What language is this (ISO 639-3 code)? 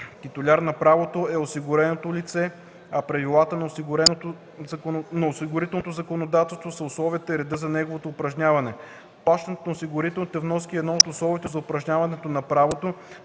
bul